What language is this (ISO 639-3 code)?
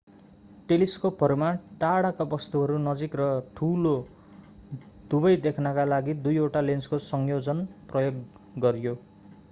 nep